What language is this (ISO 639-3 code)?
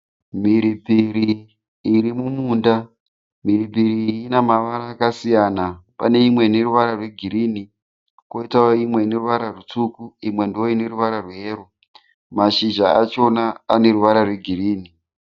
sna